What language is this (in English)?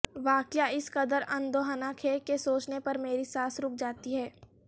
Urdu